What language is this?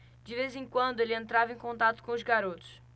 Portuguese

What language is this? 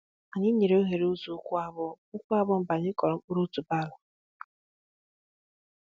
Igbo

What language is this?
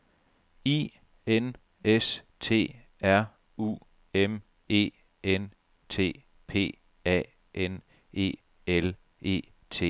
Danish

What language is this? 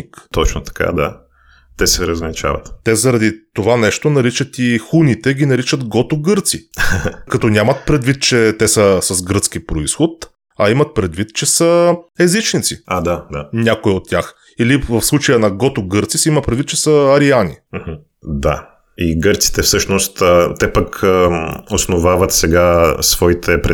Bulgarian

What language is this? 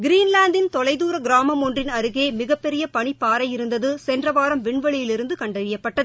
Tamil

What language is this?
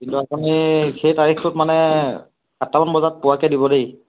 Assamese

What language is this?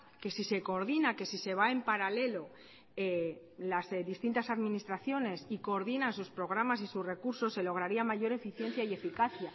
Spanish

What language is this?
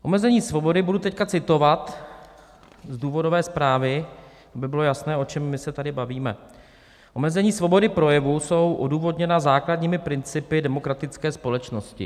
Czech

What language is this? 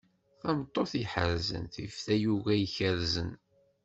Kabyle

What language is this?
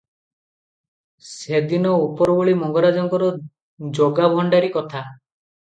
Odia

